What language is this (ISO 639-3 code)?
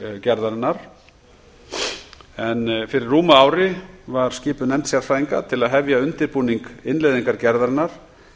isl